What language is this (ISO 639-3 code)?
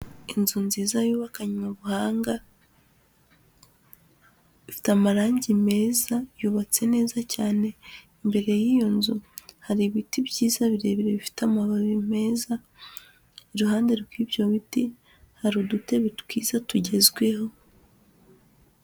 kin